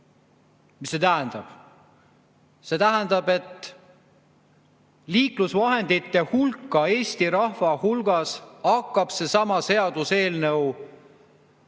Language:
Estonian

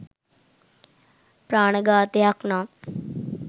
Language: Sinhala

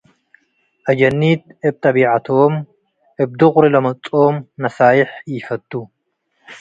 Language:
Tigre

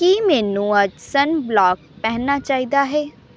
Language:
Punjabi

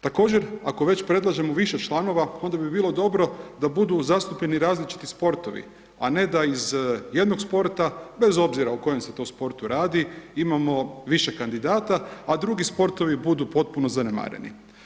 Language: Croatian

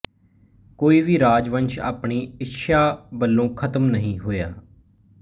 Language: Punjabi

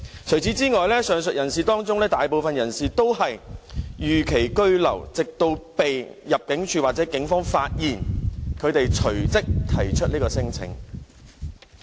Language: Cantonese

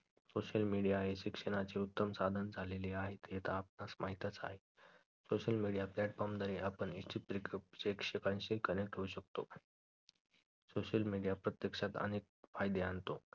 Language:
Marathi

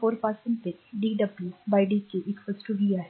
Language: Marathi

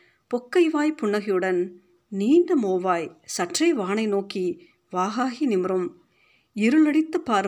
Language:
Tamil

